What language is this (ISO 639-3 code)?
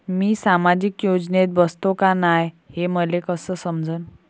mar